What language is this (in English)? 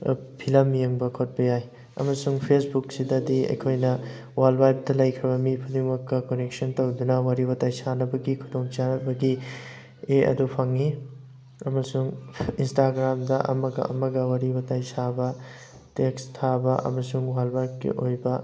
Manipuri